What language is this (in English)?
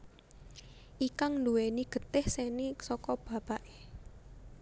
Javanese